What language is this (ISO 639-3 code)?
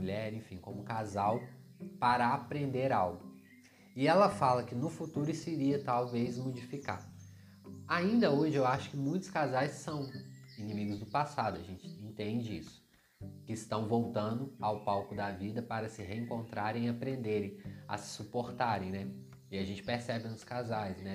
por